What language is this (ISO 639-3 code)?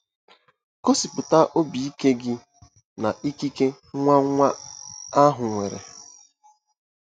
ibo